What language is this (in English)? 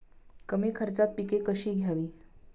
Marathi